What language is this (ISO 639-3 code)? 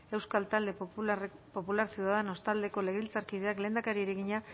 eus